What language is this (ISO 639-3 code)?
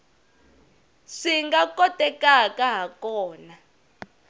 tso